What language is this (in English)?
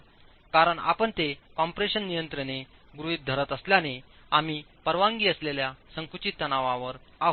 Marathi